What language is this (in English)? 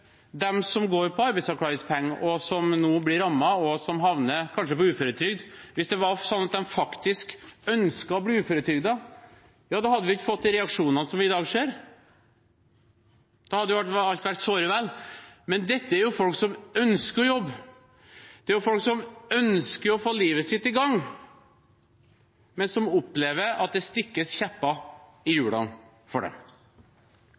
Norwegian Bokmål